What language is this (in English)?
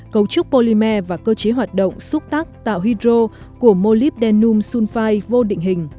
Vietnamese